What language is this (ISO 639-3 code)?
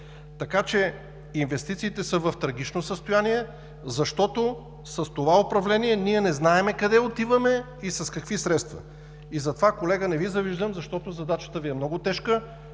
bul